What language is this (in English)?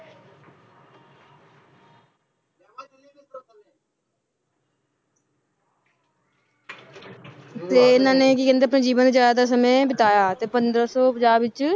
Punjabi